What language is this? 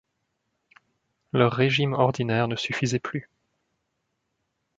French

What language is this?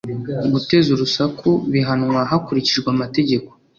Kinyarwanda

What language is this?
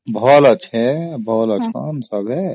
Odia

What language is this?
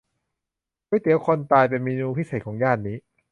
Thai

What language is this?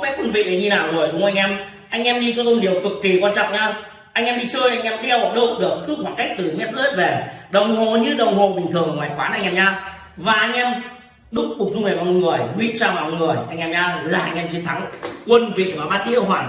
Vietnamese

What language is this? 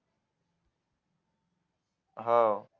Marathi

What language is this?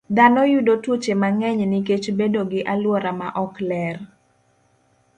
Luo (Kenya and Tanzania)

